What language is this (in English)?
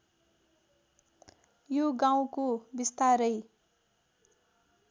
Nepali